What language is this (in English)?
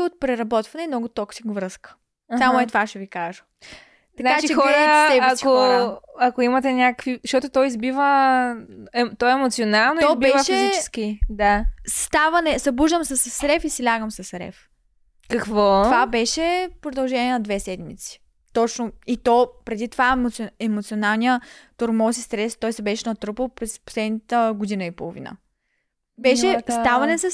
Bulgarian